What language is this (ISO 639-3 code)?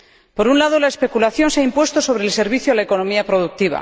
spa